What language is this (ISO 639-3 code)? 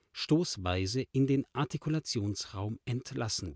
deu